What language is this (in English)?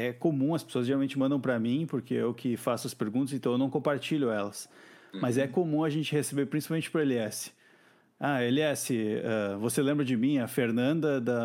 Portuguese